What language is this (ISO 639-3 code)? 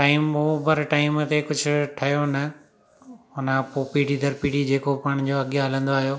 snd